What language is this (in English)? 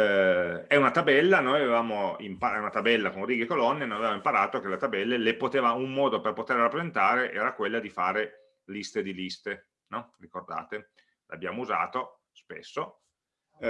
Italian